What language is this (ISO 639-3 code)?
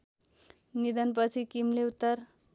nep